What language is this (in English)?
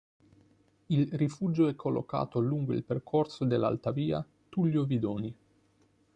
Italian